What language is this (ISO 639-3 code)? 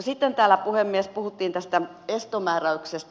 fin